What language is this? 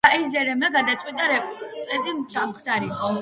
Georgian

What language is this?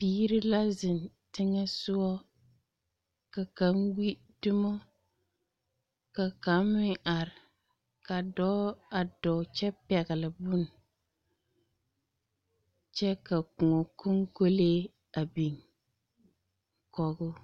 Southern Dagaare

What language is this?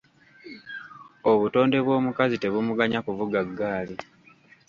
Ganda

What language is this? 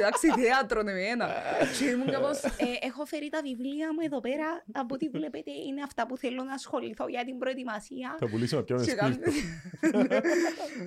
Greek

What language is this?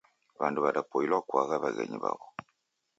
Taita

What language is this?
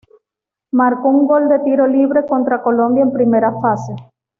Spanish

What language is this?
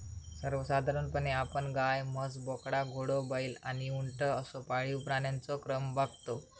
Marathi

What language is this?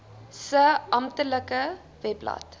Afrikaans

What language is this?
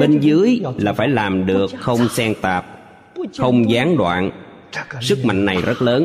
Vietnamese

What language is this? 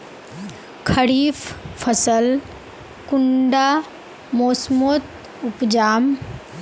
Magahi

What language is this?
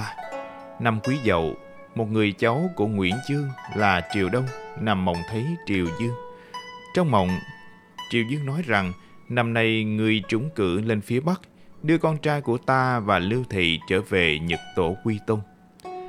Vietnamese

